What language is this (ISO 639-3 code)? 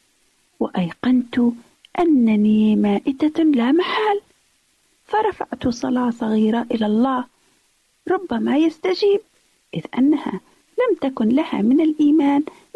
ara